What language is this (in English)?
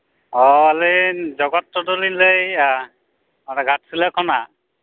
Santali